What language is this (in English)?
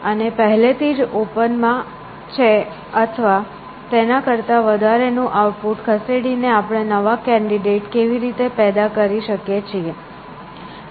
Gujarati